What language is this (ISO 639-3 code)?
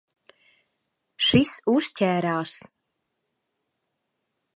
lav